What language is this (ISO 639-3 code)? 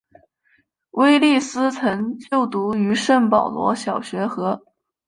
zho